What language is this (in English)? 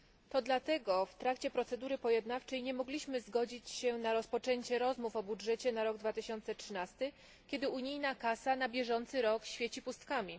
Polish